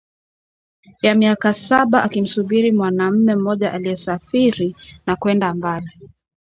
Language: Swahili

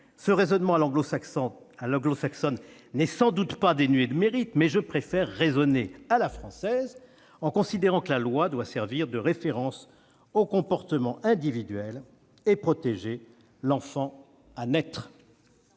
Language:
French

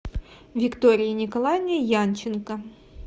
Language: Russian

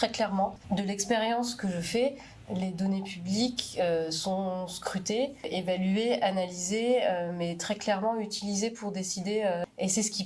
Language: French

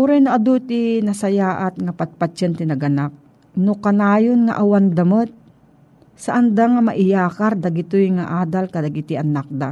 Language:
Filipino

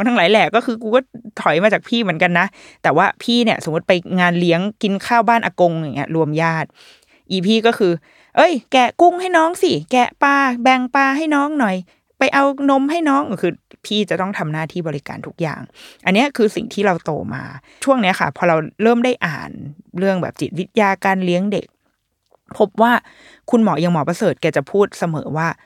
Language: Thai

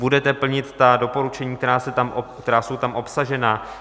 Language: Czech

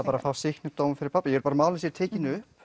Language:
Icelandic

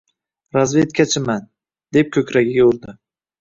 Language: Uzbek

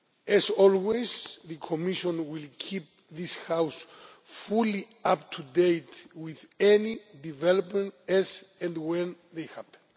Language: English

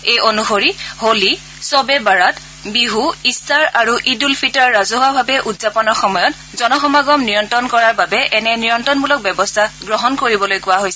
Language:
Assamese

